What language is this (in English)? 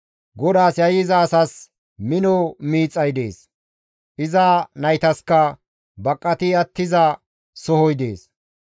Gamo